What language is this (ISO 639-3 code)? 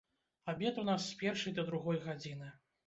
bel